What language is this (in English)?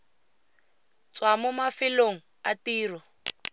Tswana